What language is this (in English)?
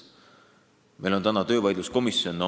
Estonian